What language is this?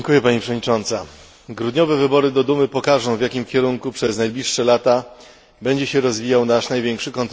Polish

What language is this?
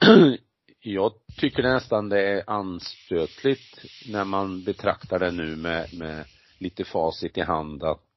Swedish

